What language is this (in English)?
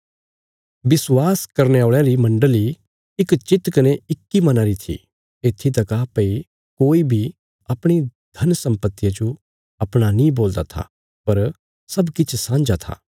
Bilaspuri